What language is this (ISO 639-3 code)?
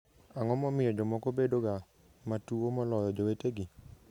luo